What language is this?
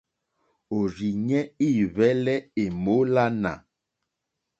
Mokpwe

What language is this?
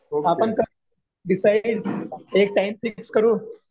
Marathi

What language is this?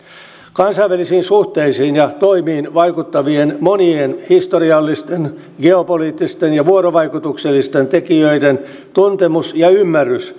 Finnish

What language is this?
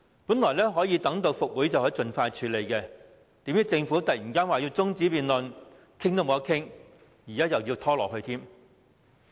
Cantonese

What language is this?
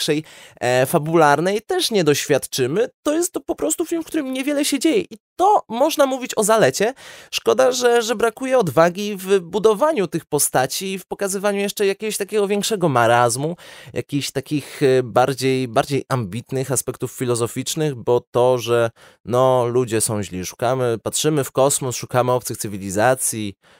Polish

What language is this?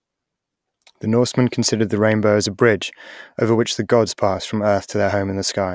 English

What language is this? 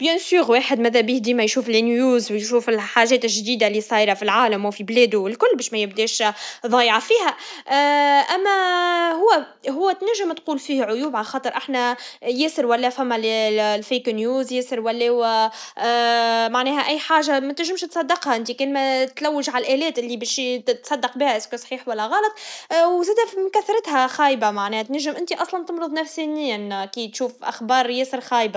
Tunisian Arabic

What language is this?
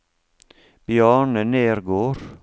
Norwegian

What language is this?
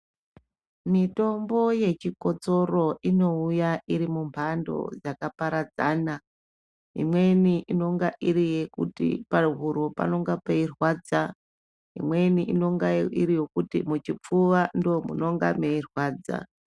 Ndau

